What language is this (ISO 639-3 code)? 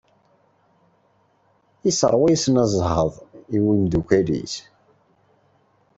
kab